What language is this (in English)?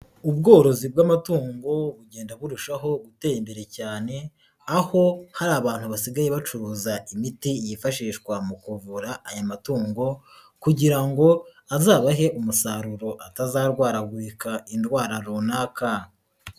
Kinyarwanda